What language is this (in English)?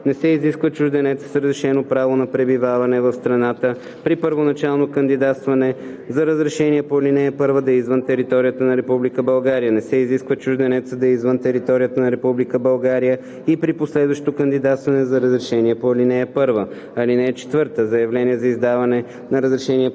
Bulgarian